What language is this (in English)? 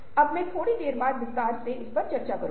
Hindi